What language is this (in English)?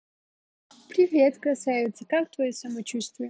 Russian